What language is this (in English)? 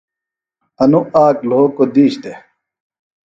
Phalura